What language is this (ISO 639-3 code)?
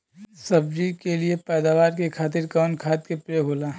bho